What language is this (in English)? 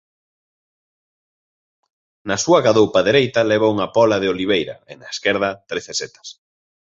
Galician